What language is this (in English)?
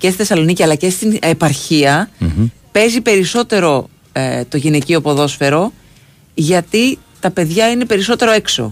Greek